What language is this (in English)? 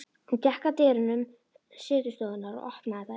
Icelandic